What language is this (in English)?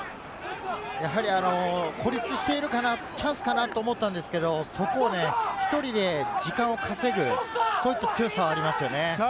Japanese